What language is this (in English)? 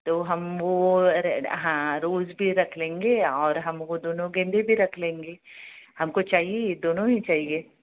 Hindi